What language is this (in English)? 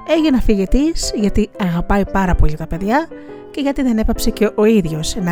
Greek